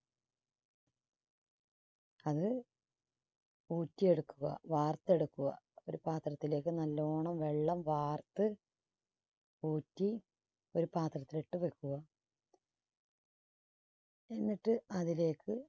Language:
Malayalam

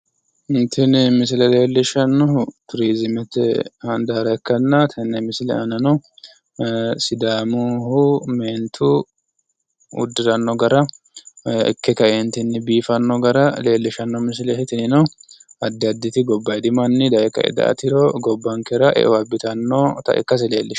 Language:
Sidamo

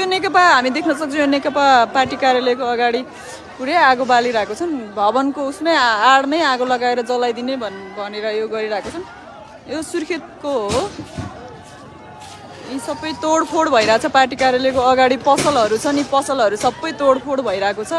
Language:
Indonesian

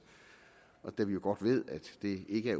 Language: Danish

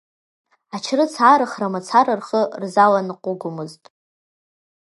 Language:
Abkhazian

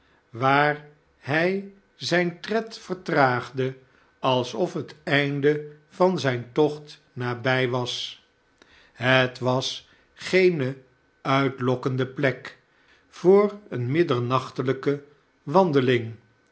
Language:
Dutch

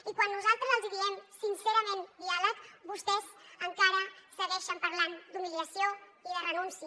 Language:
Catalan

